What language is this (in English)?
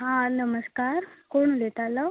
Konkani